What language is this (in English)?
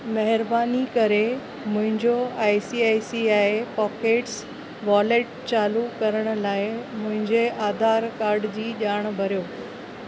Sindhi